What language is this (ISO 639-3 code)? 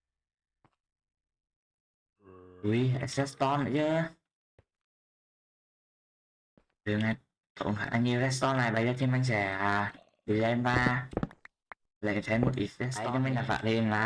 vie